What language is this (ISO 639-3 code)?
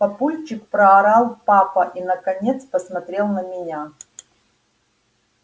rus